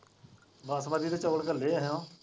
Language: Punjabi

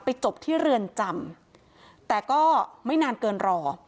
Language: Thai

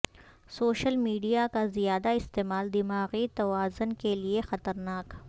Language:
Urdu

